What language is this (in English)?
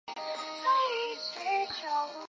Chinese